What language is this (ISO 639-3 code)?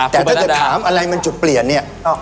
tha